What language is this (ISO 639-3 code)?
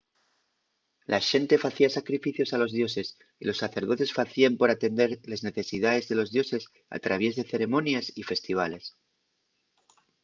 ast